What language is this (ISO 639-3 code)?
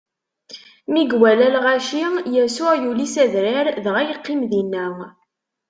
kab